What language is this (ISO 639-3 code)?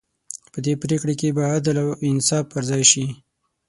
pus